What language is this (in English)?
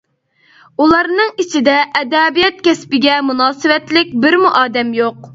Uyghur